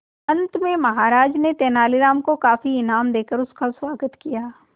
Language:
Hindi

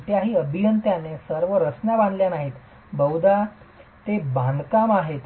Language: Marathi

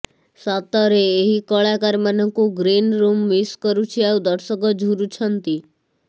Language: Odia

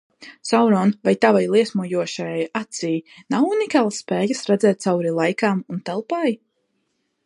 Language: Latvian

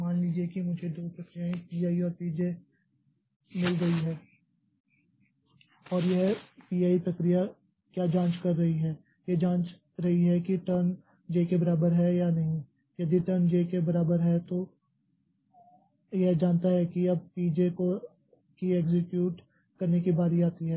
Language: Hindi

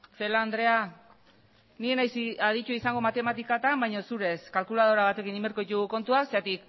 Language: Basque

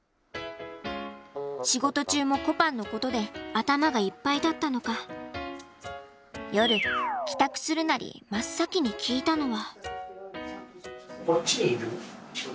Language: Japanese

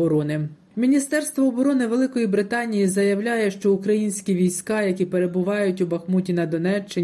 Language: Ukrainian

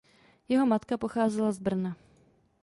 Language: Czech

